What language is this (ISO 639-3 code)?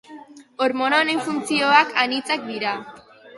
eus